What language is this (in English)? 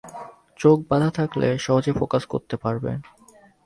Bangla